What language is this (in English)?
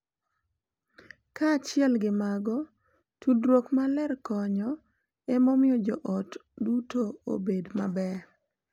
Luo (Kenya and Tanzania)